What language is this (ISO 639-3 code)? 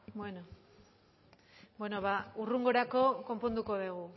eus